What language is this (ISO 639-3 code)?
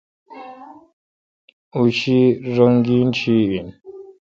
xka